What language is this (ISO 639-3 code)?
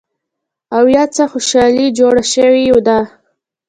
pus